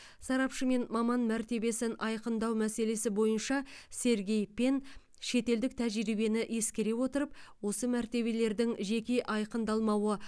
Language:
Kazakh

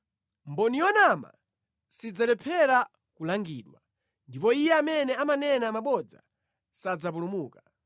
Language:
Nyanja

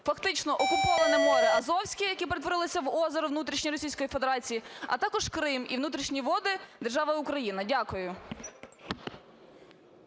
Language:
Ukrainian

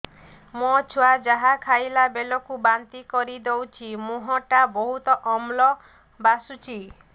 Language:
Odia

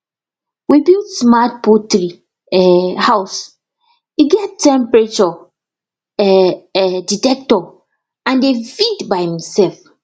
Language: Nigerian Pidgin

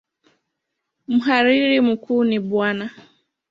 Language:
Swahili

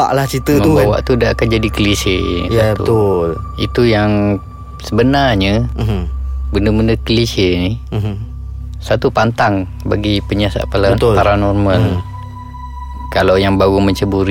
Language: Malay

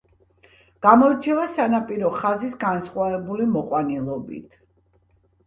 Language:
Georgian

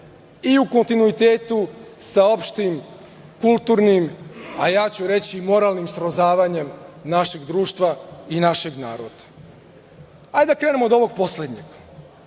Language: Serbian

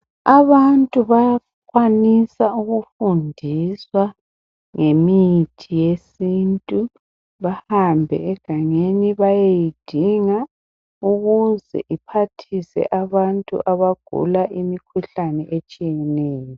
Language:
North Ndebele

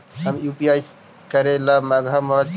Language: Magahi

